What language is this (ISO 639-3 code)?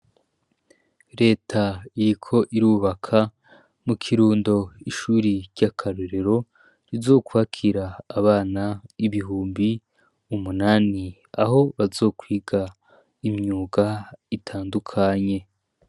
run